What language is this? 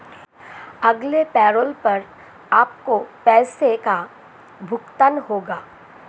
Hindi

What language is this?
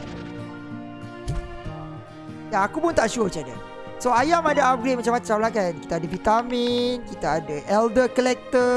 Malay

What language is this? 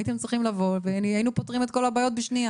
Hebrew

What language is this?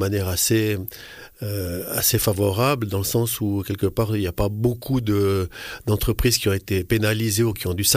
French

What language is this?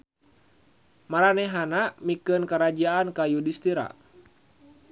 Sundanese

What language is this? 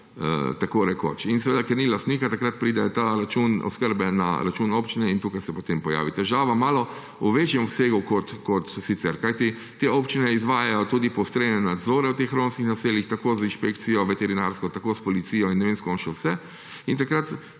Slovenian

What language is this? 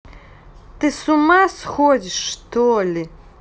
Russian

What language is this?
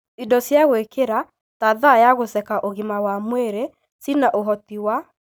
Kikuyu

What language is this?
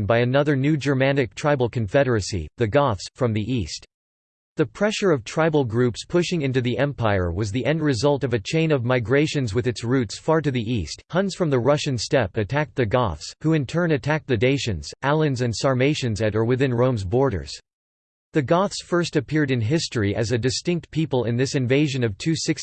English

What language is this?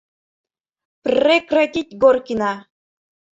Mari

